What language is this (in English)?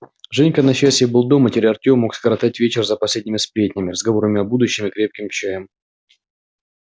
Russian